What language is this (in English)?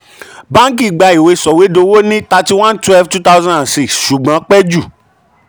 Yoruba